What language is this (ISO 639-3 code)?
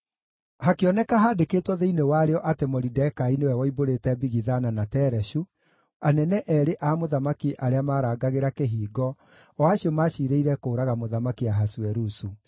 kik